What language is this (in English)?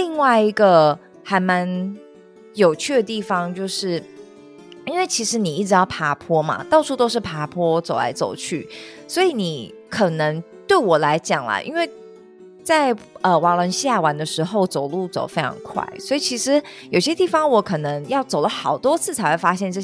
Chinese